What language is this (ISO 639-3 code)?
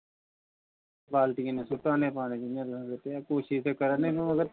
doi